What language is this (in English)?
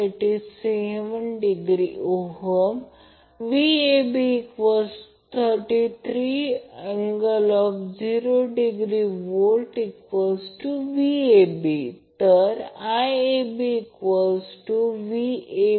Marathi